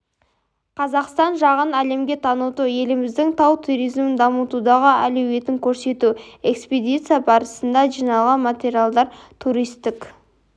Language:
Kazakh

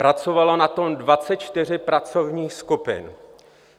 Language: Czech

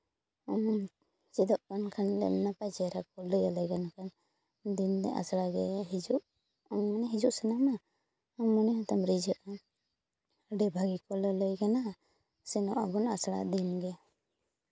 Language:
Santali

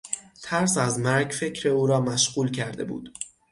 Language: Persian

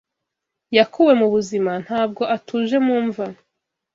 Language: Kinyarwanda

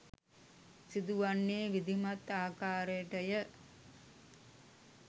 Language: Sinhala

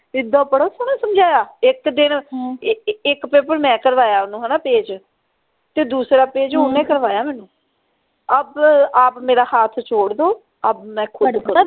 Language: Punjabi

